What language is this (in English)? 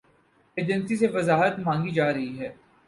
Urdu